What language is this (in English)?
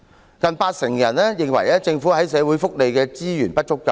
Cantonese